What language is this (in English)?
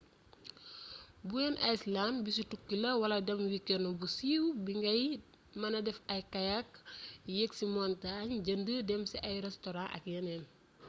Wolof